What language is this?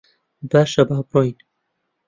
Central Kurdish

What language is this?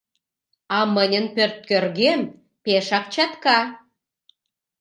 Mari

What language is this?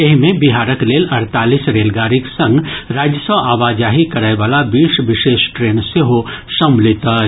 Maithili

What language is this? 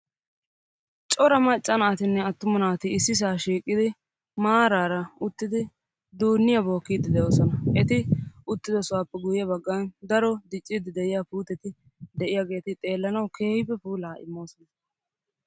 Wolaytta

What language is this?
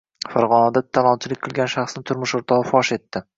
Uzbek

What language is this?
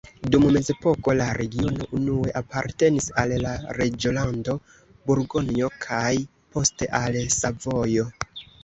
Esperanto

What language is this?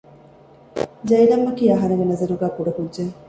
Divehi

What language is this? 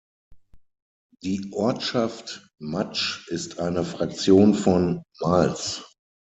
German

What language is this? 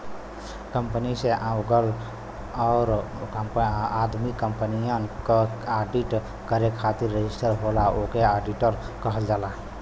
Bhojpuri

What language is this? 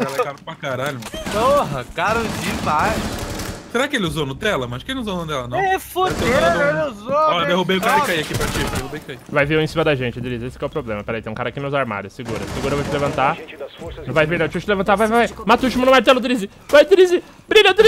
Portuguese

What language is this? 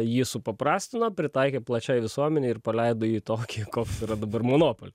Lithuanian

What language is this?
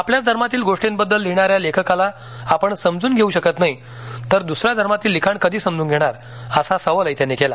Marathi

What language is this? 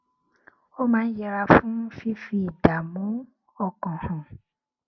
Yoruba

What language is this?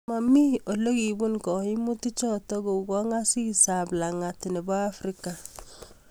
Kalenjin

